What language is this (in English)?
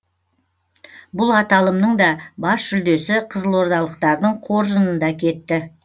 Kazakh